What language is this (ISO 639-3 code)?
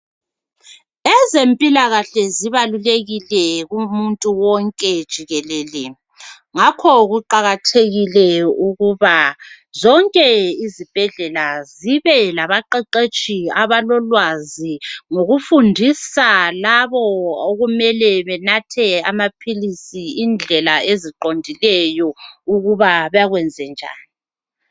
nde